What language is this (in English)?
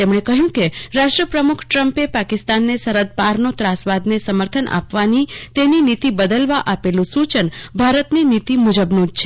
Gujarati